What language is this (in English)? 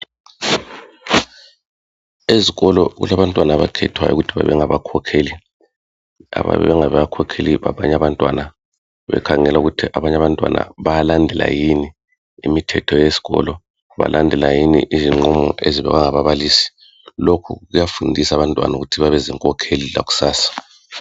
North Ndebele